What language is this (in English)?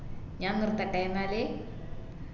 Malayalam